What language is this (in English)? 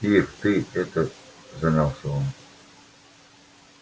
Russian